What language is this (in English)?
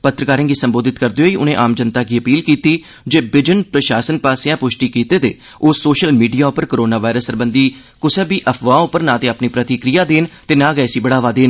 Dogri